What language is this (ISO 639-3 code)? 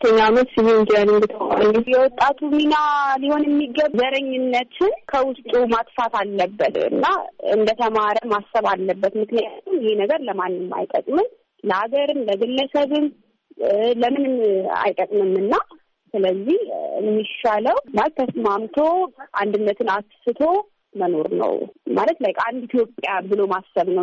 amh